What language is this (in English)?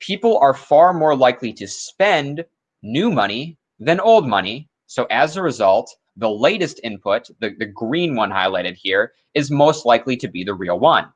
English